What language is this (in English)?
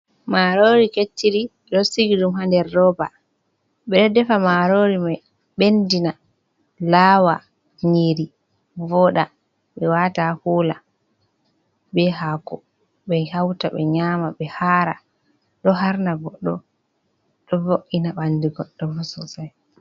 Fula